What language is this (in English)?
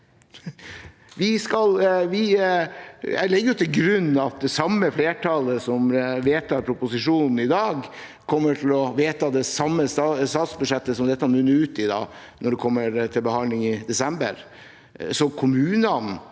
Norwegian